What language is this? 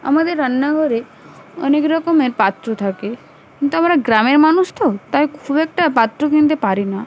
Bangla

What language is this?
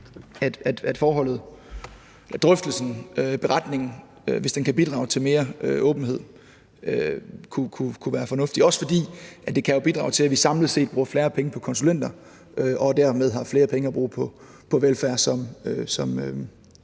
Danish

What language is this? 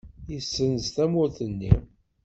Kabyle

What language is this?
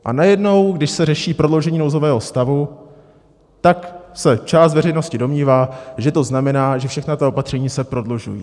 Czech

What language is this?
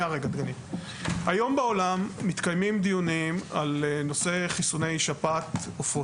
Hebrew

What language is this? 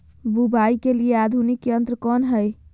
Magahi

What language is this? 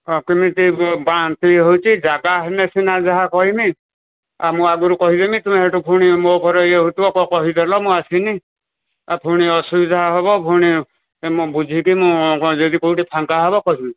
Odia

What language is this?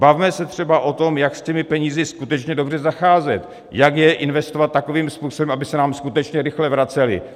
Czech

